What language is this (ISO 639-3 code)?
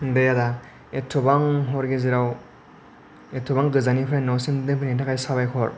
brx